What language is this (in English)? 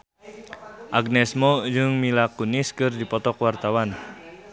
Sundanese